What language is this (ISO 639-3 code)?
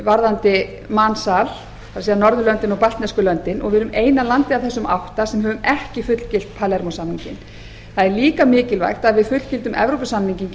isl